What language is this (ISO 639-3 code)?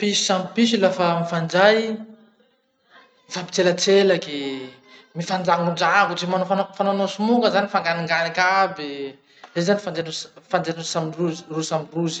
msh